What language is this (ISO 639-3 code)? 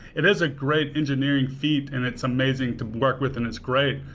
eng